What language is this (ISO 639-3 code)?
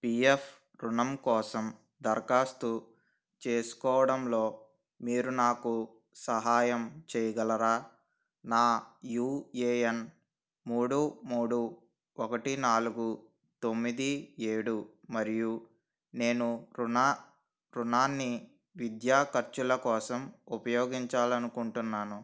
tel